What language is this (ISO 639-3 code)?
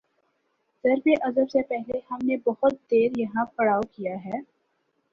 urd